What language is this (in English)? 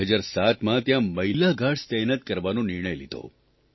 Gujarati